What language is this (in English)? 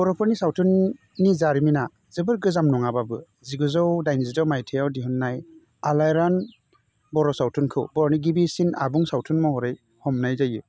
Bodo